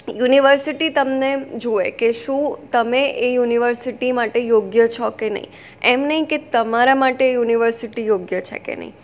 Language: Gujarati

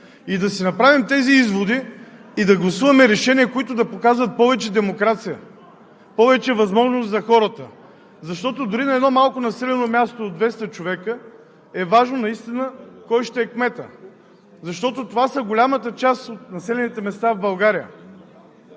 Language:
Bulgarian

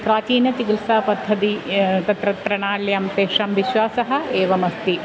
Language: Sanskrit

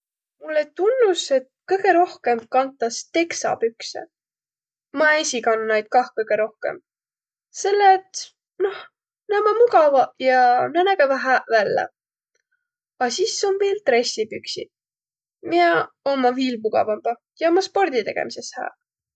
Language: Võro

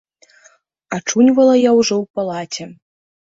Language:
Belarusian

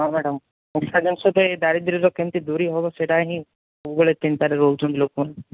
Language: Odia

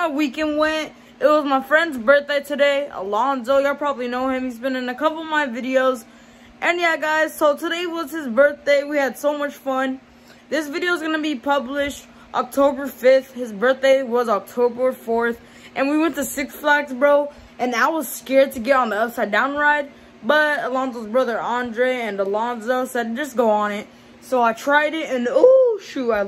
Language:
English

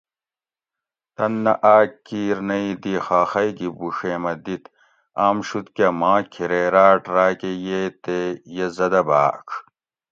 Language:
Gawri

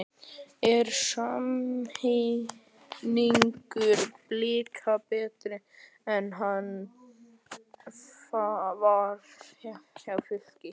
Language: Icelandic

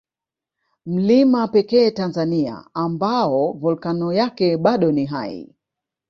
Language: Swahili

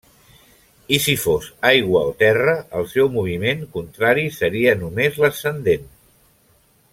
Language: Catalan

